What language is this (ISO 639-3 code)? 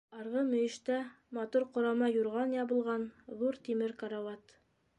bak